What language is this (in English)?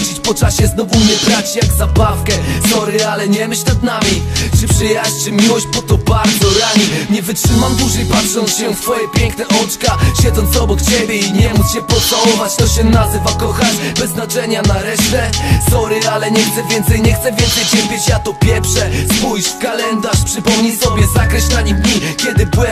Polish